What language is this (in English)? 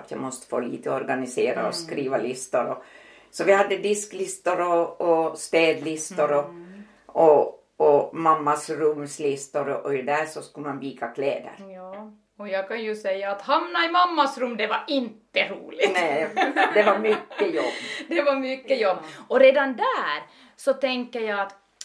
Swedish